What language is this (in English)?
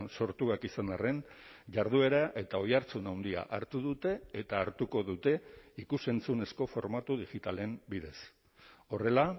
Basque